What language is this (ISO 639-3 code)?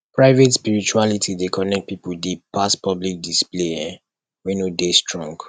pcm